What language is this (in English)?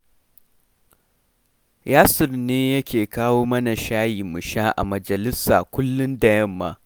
Hausa